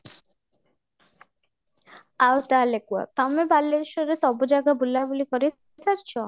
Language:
Odia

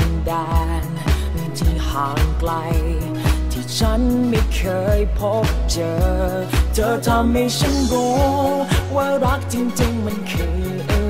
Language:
Thai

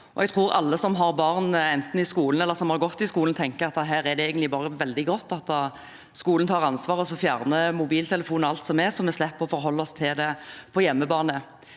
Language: Norwegian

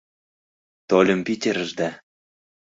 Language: Mari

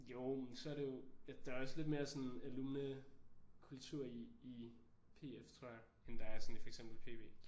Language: Danish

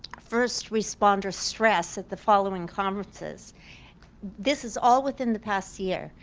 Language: English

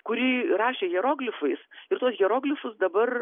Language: Lithuanian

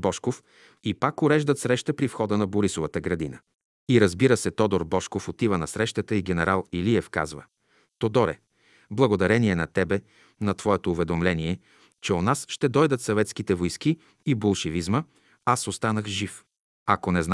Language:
Bulgarian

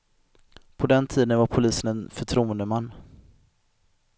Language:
Swedish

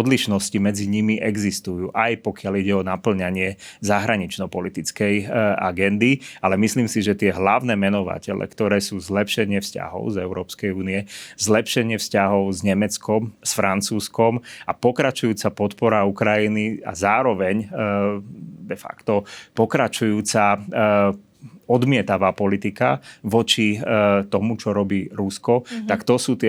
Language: Slovak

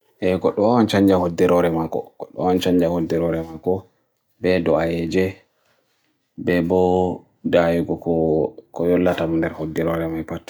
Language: Bagirmi Fulfulde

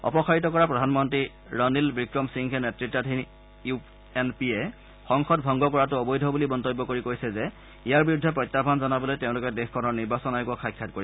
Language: Assamese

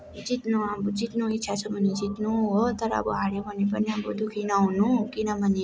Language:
Nepali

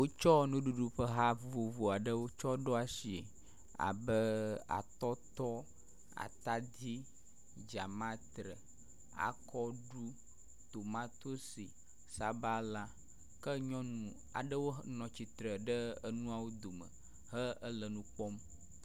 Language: Ewe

